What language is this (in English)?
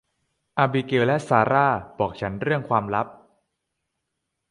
Thai